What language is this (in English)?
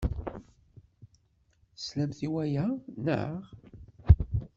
Kabyle